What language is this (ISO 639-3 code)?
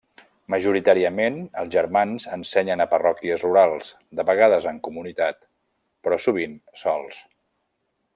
cat